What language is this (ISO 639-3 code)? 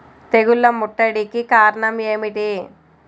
tel